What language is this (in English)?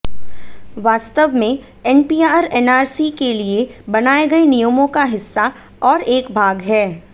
Hindi